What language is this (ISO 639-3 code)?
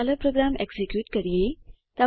guj